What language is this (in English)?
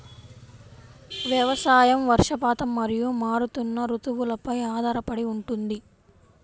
Telugu